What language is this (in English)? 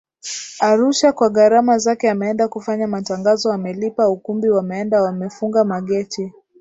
Swahili